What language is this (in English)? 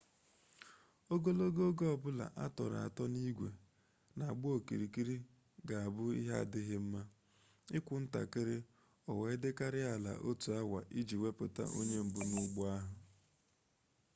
Igbo